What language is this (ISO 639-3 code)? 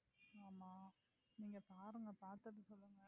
tam